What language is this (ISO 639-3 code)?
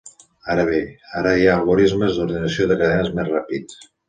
cat